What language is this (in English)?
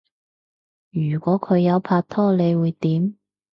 Cantonese